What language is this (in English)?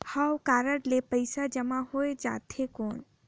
Chhattisgarhi